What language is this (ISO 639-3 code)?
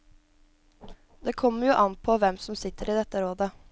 nor